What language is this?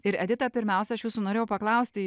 Lithuanian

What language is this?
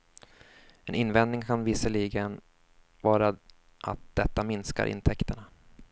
Swedish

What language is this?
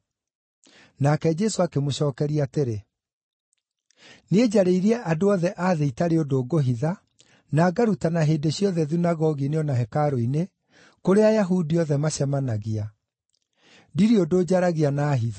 Kikuyu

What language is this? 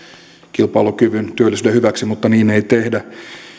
Finnish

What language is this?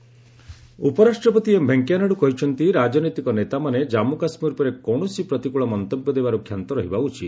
Odia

